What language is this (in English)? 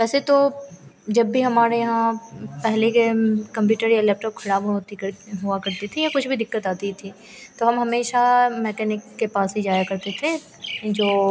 Hindi